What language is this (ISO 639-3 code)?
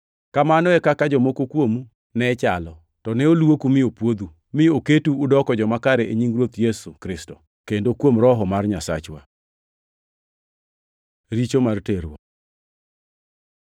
luo